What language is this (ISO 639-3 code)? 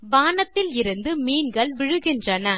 tam